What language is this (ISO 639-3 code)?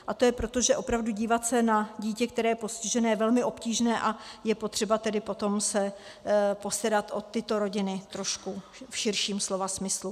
ces